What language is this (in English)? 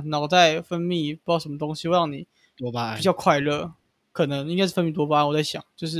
Chinese